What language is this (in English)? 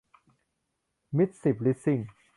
Thai